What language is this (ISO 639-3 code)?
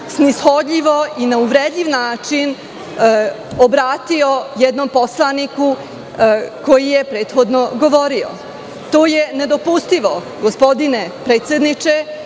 srp